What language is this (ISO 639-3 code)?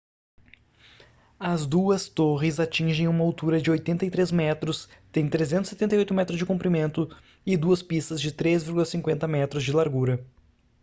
por